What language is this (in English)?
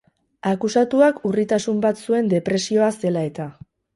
Basque